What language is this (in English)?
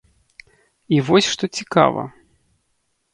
Belarusian